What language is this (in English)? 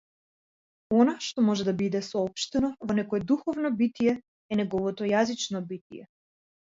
Macedonian